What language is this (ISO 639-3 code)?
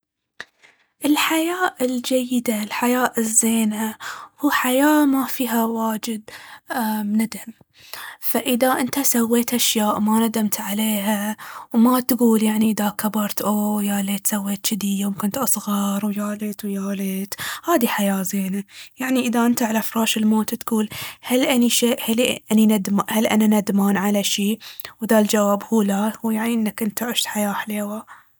abv